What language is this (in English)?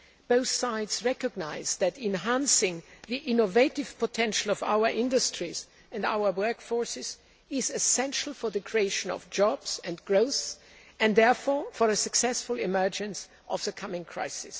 English